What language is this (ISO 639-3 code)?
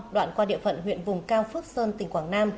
vie